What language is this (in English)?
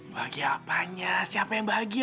Indonesian